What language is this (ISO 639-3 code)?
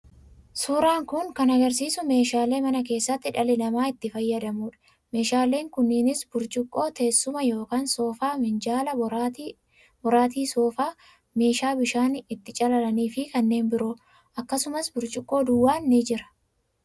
orm